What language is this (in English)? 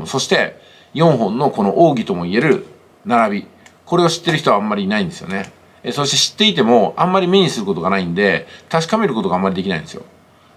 Japanese